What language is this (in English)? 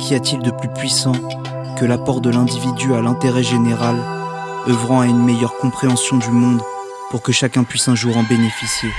French